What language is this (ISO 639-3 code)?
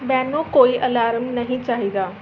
pan